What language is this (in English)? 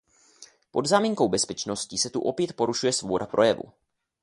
Czech